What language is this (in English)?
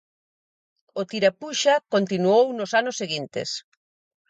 Galician